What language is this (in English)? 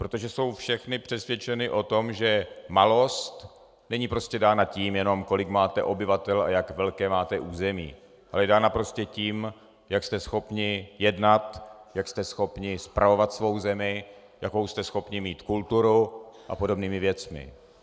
Czech